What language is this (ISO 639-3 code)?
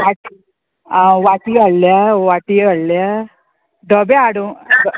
kok